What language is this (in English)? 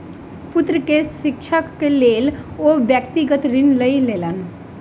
Maithili